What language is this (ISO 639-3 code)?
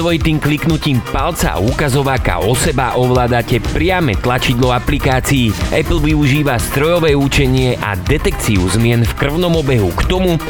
slk